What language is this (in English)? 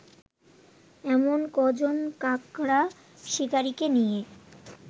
Bangla